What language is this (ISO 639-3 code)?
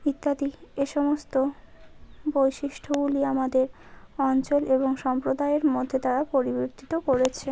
ben